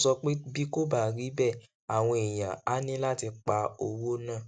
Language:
Yoruba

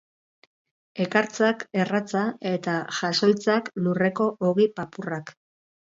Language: Basque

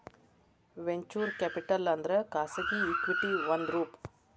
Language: Kannada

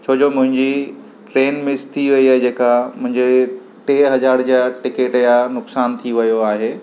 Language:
Sindhi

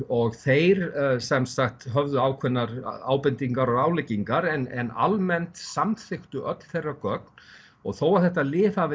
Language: Icelandic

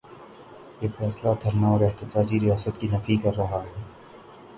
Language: Urdu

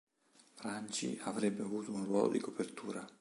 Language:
Italian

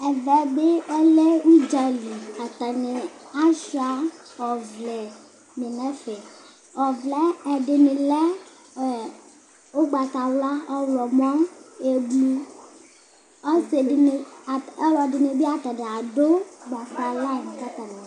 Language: Ikposo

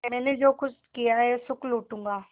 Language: Hindi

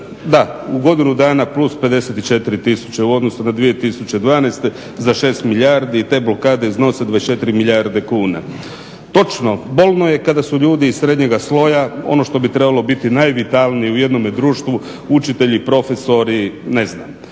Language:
Croatian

